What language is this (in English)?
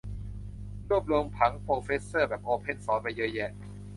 Thai